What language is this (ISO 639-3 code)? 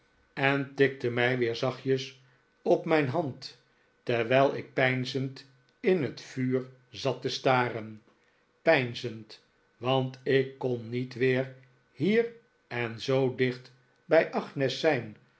nld